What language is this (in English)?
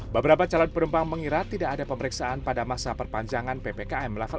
Indonesian